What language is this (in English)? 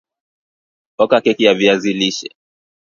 Swahili